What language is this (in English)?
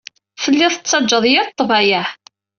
Kabyle